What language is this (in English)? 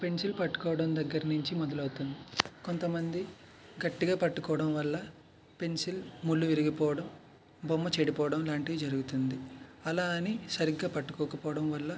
Telugu